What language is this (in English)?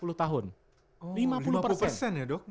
Indonesian